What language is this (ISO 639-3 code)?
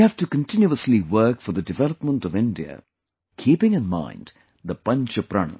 eng